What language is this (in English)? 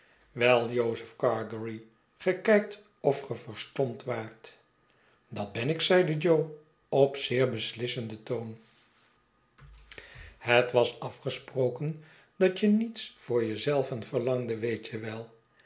Dutch